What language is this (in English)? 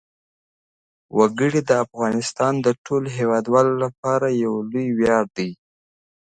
Pashto